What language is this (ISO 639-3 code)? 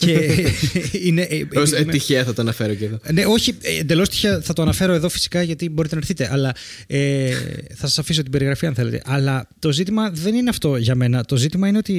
ell